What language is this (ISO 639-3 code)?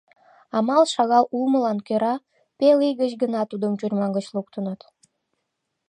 chm